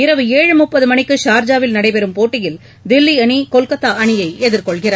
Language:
Tamil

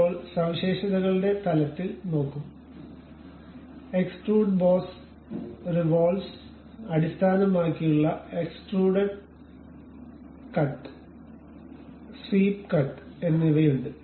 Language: Malayalam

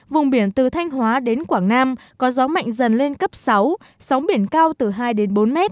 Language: Vietnamese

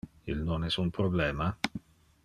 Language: Interlingua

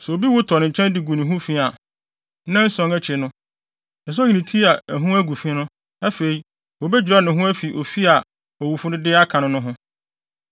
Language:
Akan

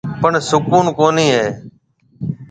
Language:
Marwari (Pakistan)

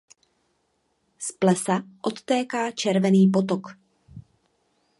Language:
Czech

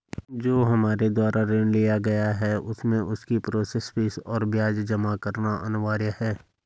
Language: Hindi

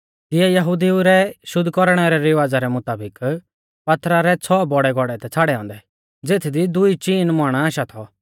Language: Mahasu Pahari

